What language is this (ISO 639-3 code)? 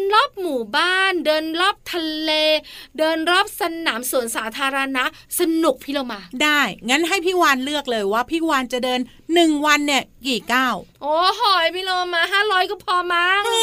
tha